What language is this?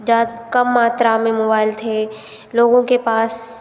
Hindi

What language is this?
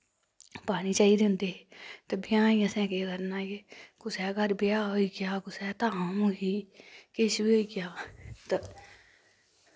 Dogri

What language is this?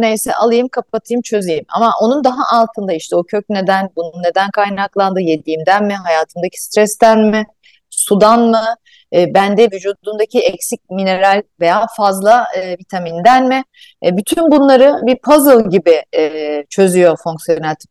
Turkish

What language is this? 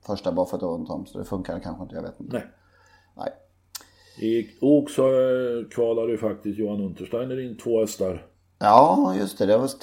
Swedish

